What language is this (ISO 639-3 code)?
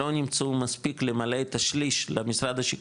heb